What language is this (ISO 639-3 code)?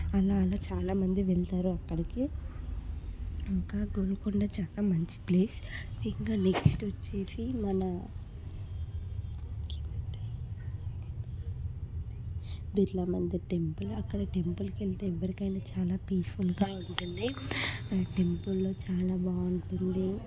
tel